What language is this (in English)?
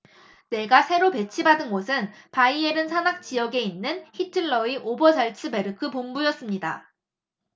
Korean